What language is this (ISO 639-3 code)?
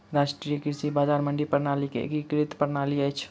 mai